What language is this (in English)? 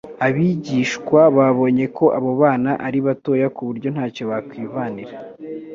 Kinyarwanda